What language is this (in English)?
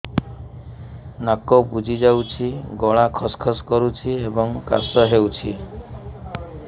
Odia